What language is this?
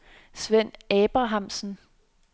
Danish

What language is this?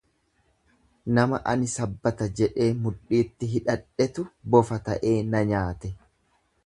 Oromo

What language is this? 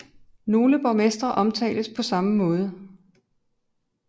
Danish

